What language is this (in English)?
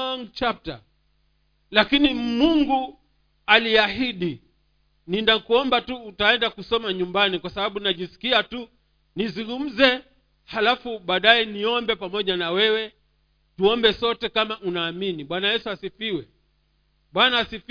Swahili